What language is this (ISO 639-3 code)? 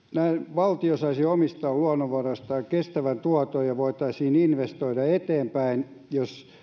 fin